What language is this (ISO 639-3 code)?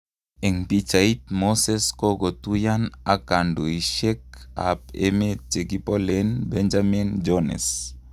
kln